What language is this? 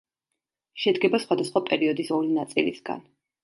Georgian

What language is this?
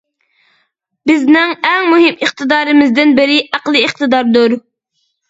Uyghur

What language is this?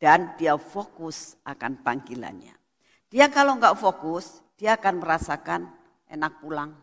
Indonesian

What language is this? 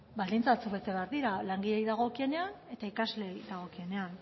Basque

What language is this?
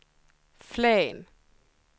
Swedish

